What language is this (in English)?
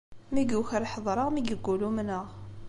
Kabyle